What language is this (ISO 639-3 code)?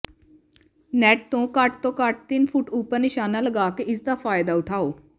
pan